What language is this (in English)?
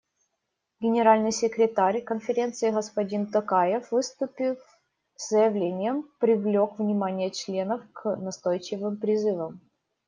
Russian